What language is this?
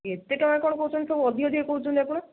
Odia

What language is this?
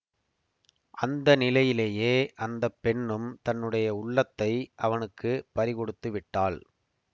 Tamil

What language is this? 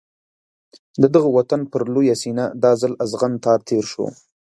Pashto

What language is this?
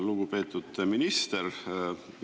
Estonian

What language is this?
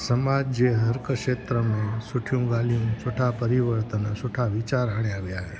Sindhi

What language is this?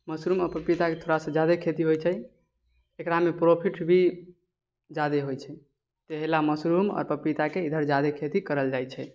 Maithili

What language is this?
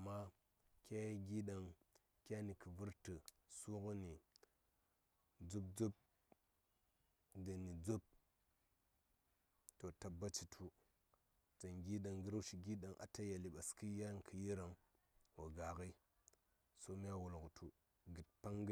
Saya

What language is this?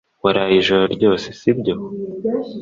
Kinyarwanda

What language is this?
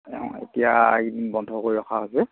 Assamese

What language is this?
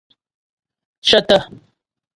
Ghomala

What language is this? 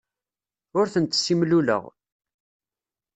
Kabyle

